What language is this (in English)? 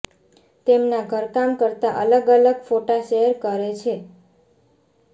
Gujarati